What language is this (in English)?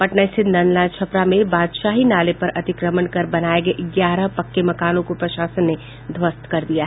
Hindi